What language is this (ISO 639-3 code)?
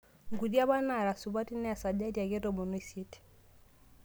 mas